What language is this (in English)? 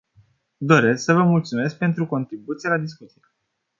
Romanian